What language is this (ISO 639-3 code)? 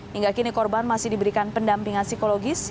ind